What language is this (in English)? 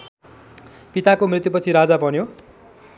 Nepali